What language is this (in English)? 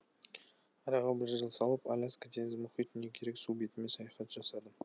Kazakh